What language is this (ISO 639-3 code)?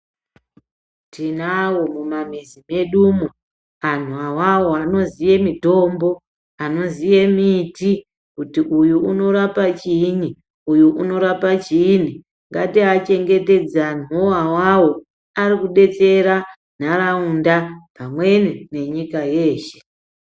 ndc